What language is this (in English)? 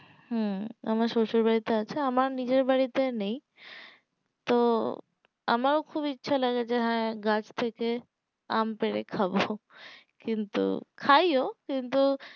Bangla